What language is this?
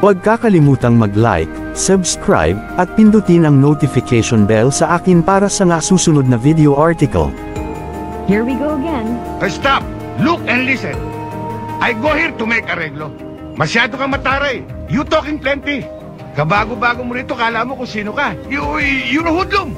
Filipino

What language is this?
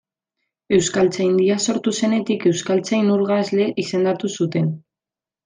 Basque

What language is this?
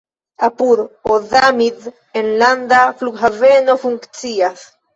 Esperanto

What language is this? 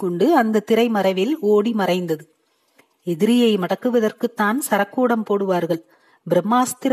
Tamil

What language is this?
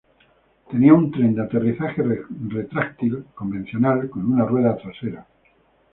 Spanish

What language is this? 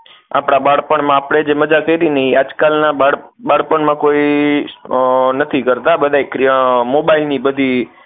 Gujarati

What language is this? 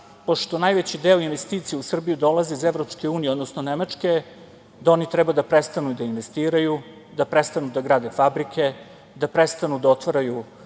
Serbian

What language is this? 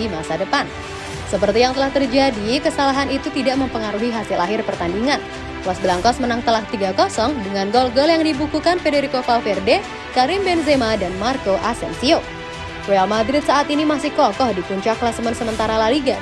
Indonesian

